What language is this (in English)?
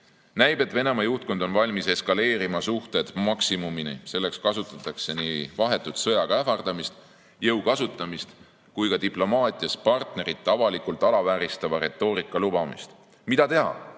Estonian